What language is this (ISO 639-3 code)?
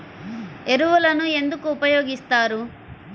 tel